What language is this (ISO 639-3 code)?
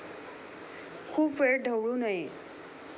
mar